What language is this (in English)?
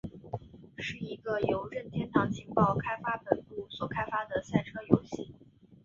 Chinese